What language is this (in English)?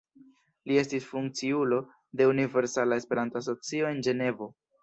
Esperanto